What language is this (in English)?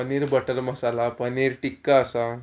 Konkani